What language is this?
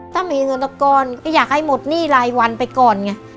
Thai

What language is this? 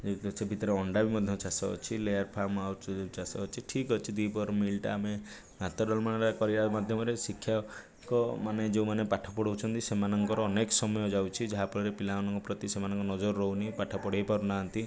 Odia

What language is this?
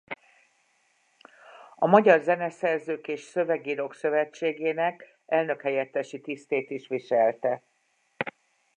Hungarian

